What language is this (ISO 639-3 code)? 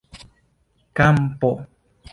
epo